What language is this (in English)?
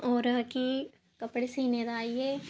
Dogri